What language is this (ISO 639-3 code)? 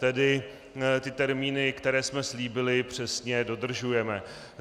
ces